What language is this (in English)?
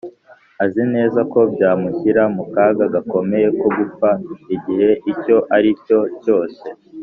Kinyarwanda